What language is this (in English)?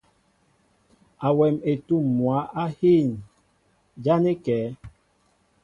Mbo (Cameroon)